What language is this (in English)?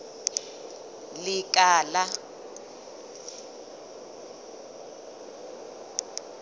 Southern Sotho